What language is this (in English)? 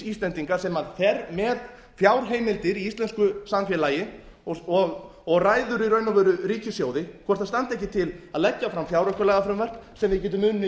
Icelandic